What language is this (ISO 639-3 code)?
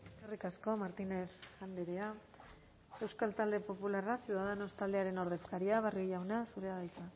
eus